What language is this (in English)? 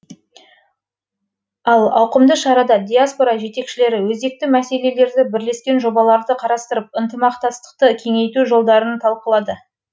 Kazakh